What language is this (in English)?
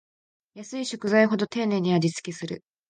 Japanese